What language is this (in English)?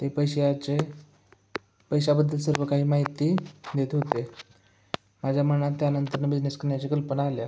Marathi